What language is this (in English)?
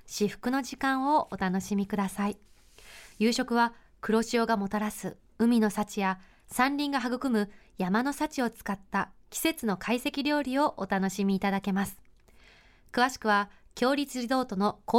Japanese